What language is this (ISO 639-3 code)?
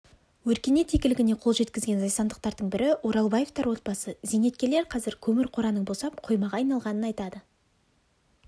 kaz